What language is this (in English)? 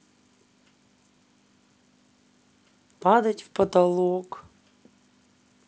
Russian